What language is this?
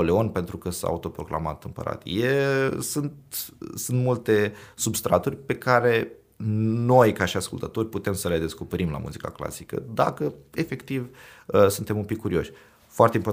Romanian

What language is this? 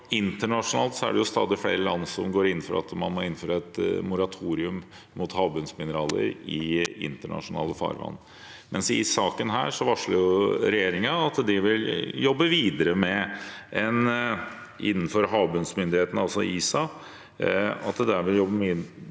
Norwegian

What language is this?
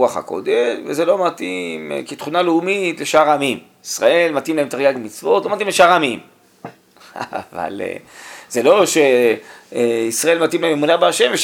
Hebrew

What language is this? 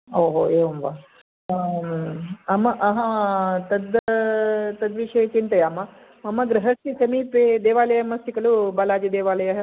Sanskrit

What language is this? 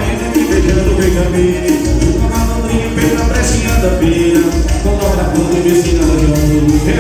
Romanian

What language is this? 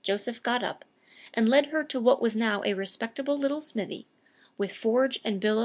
English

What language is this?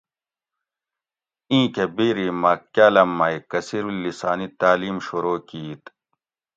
Gawri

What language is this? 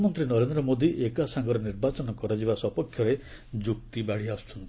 Odia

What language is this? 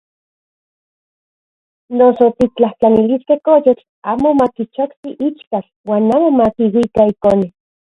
Central Puebla Nahuatl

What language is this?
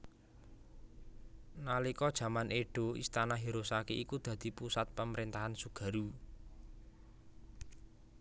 Javanese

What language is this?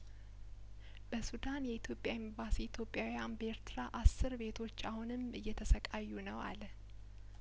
Amharic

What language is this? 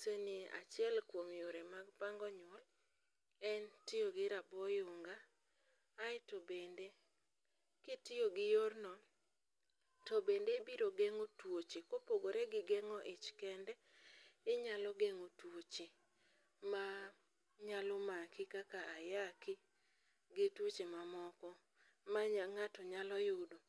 Luo (Kenya and Tanzania)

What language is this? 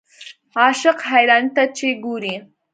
Pashto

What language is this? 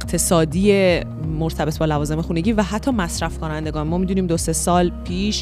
Persian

